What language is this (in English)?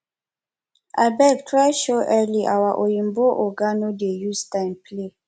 Nigerian Pidgin